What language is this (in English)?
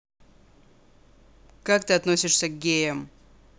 Russian